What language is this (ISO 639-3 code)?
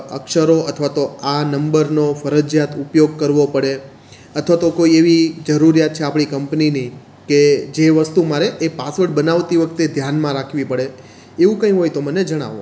guj